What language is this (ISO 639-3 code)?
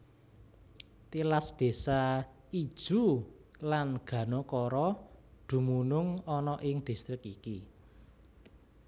jav